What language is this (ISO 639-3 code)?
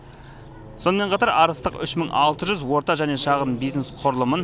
kaz